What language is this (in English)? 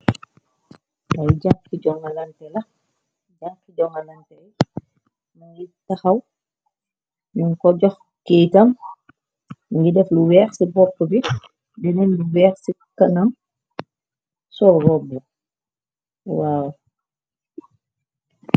Wolof